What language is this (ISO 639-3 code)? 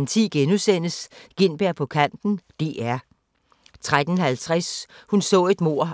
dan